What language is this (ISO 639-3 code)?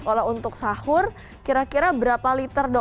ind